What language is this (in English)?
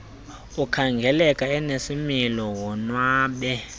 Xhosa